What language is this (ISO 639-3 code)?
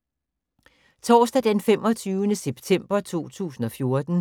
dan